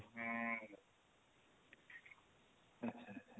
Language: Odia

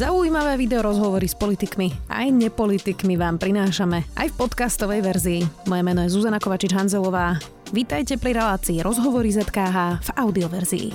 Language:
Slovak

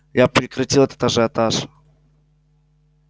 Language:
Russian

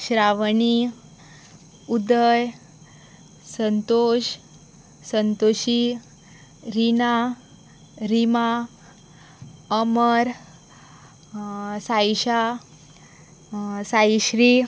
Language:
Konkani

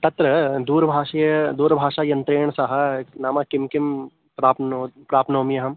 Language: Sanskrit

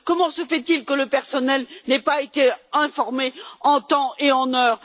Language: French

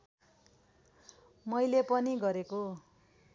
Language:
Nepali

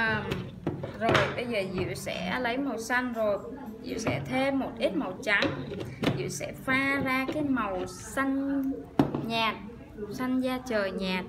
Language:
Vietnamese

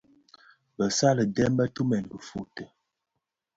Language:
Bafia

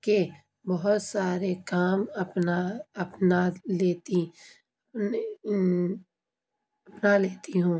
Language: Urdu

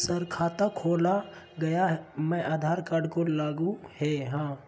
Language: Magahi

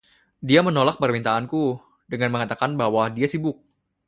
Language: Indonesian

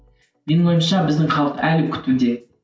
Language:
Kazakh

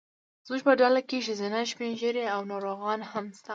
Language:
Pashto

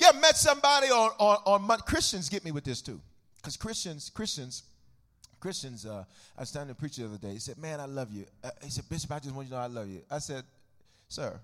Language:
English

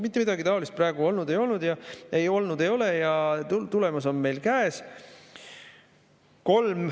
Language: Estonian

